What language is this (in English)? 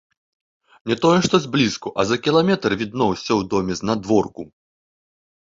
Belarusian